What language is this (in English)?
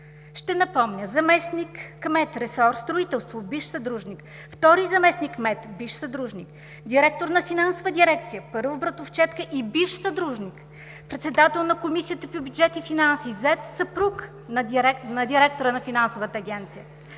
Bulgarian